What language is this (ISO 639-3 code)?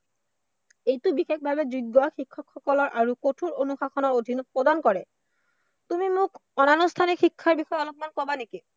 asm